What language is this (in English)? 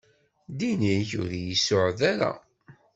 Kabyle